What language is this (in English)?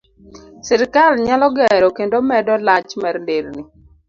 Luo (Kenya and Tanzania)